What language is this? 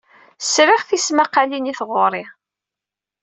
Kabyle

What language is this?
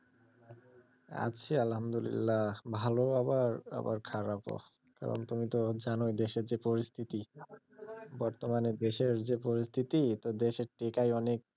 Bangla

